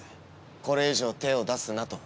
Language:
Japanese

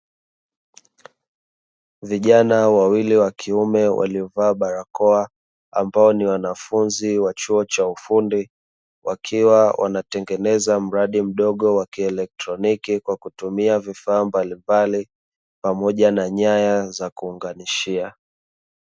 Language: Swahili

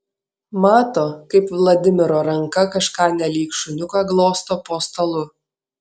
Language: Lithuanian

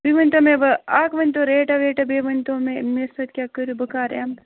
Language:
Kashmiri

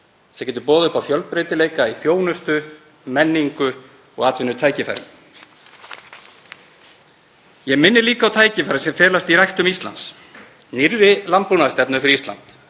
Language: Icelandic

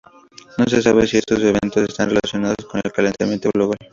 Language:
Spanish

